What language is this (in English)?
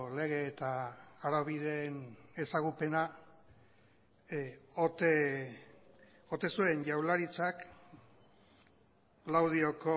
Basque